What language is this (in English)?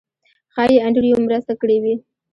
Pashto